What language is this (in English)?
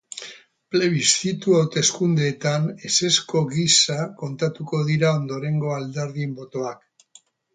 Basque